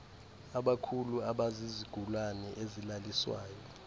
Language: Xhosa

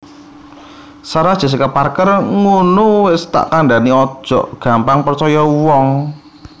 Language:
Javanese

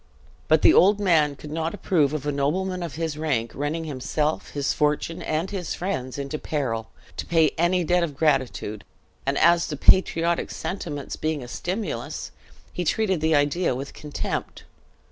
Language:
English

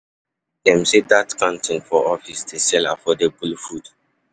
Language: Nigerian Pidgin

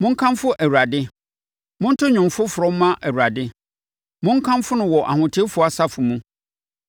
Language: Akan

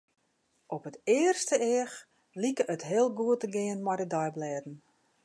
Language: Western Frisian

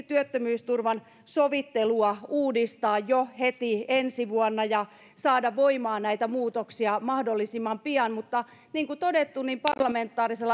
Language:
Finnish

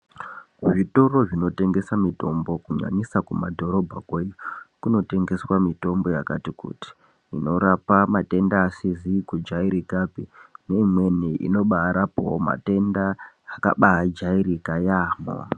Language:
Ndau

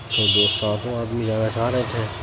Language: Urdu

